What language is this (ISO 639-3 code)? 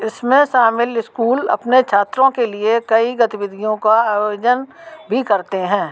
hin